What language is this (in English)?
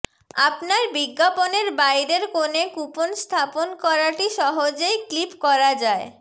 Bangla